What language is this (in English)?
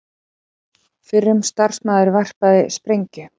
Icelandic